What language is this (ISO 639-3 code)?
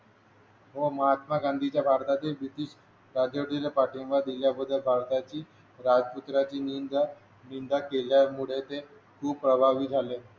mar